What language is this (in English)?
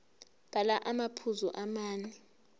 Zulu